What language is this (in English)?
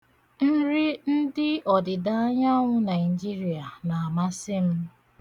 Igbo